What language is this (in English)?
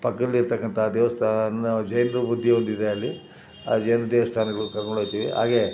Kannada